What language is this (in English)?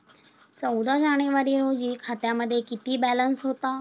Marathi